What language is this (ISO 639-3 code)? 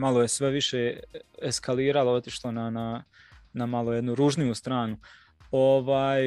hrv